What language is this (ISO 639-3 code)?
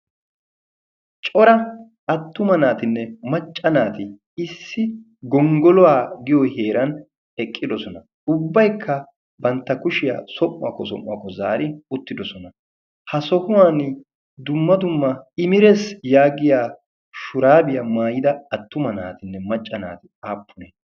wal